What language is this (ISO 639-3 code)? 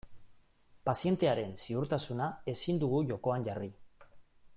eus